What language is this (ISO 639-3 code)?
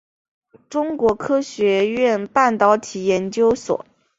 zho